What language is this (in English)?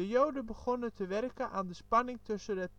Dutch